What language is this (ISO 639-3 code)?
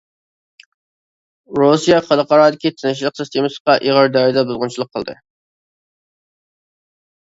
uig